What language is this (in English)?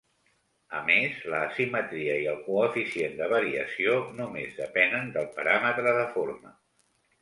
Catalan